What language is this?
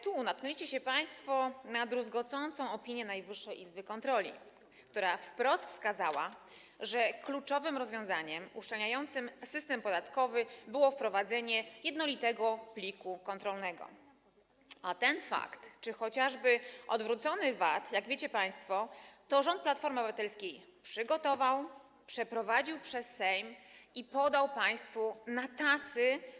Polish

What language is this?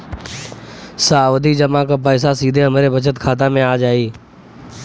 Bhojpuri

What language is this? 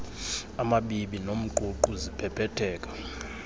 Xhosa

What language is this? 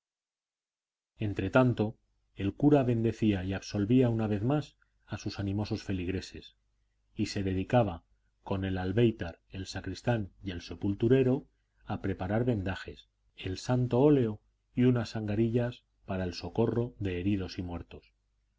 Spanish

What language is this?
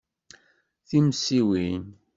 Kabyle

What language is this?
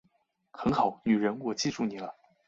Chinese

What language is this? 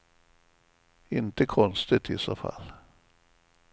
Swedish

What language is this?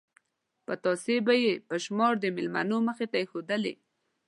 Pashto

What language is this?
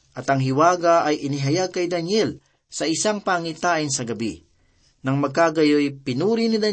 Filipino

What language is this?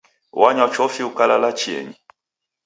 Taita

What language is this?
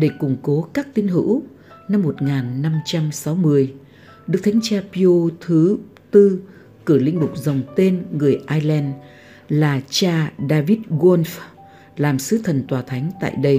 Vietnamese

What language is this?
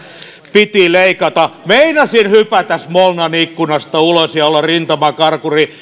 Finnish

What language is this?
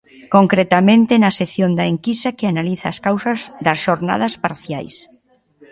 Galician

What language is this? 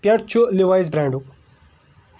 Kashmiri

